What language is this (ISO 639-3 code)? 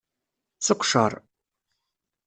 kab